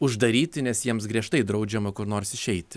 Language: Lithuanian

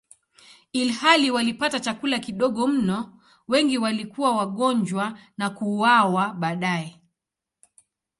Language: Swahili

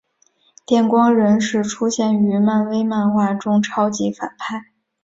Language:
Chinese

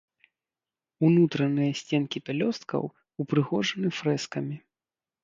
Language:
Belarusian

